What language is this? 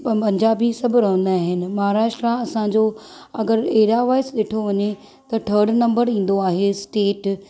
Sindhi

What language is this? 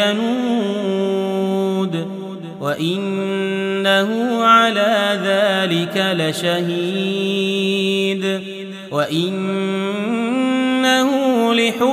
Arabic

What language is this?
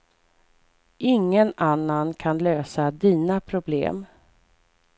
Swedish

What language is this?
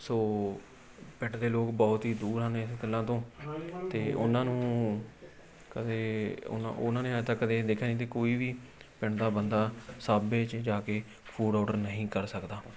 Punjabi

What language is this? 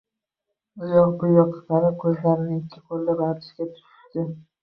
Uzbek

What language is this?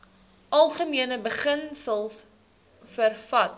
Afrikaans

